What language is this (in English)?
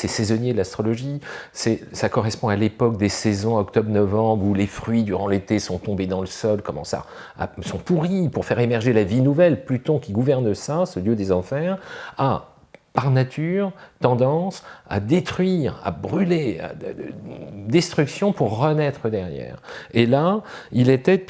French